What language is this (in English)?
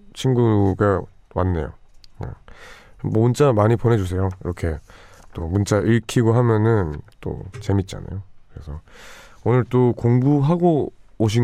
Korean